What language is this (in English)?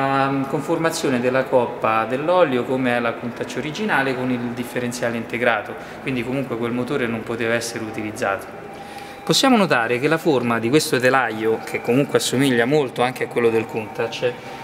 Italian